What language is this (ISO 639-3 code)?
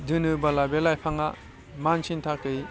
brx